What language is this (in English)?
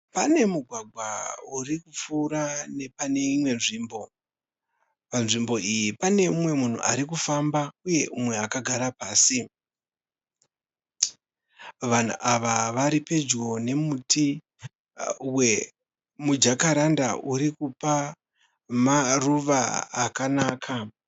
Shona